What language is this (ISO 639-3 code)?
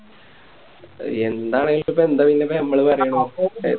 mal